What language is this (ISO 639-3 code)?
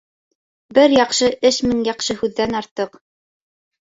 bak